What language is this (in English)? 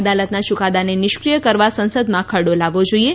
Gujarati